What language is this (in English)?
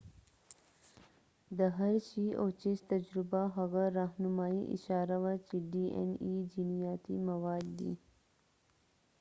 Pashto